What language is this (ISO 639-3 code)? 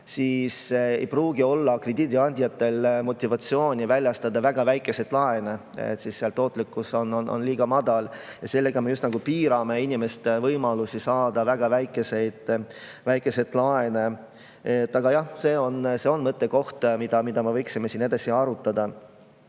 est